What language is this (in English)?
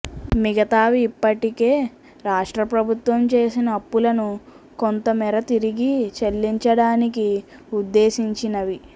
Telugu